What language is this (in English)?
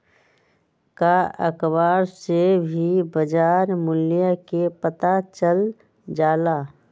Magahi